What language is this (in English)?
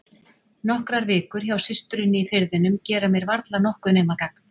Icelandic